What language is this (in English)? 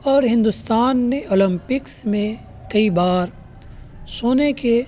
Urdu